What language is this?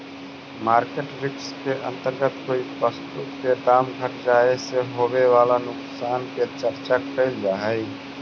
Magahi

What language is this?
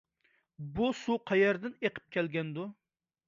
Uyghur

